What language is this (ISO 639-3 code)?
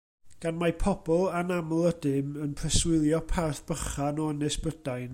cym